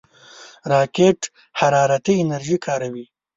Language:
Pashto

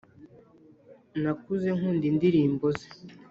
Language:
Kinyarwanda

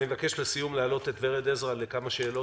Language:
Hebrew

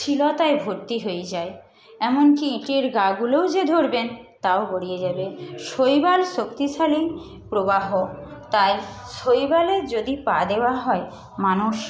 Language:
Bangla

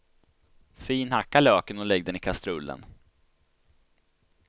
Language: Swedish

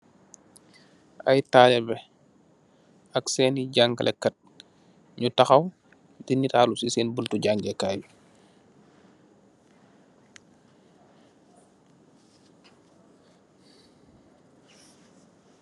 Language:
Wolof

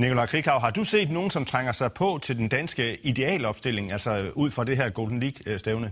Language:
Danish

